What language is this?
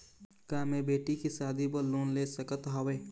Chhattisgarhi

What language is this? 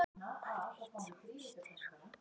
Icelandic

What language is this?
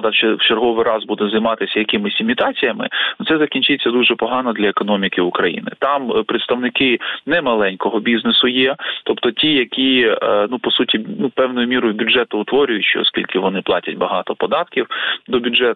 Ukrainian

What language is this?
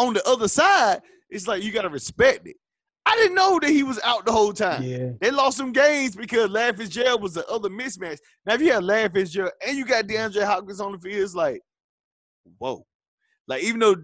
English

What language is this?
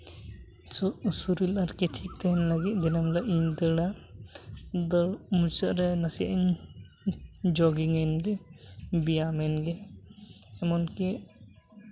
Santali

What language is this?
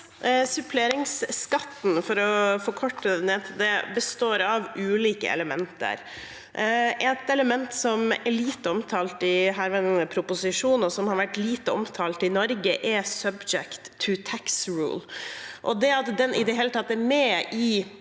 Norwegian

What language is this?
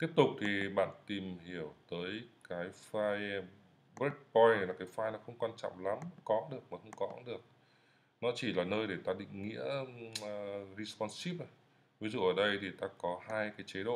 Vietnamese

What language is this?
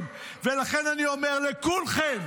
Hebrew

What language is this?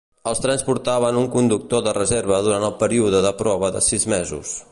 Catalan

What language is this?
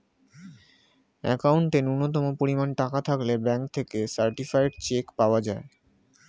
Bangla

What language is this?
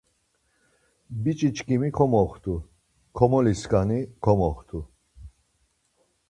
Laz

